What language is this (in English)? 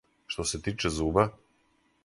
Serbian